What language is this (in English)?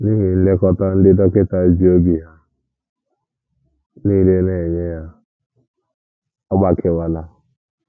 Igbo